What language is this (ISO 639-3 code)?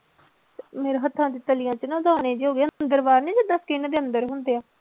pan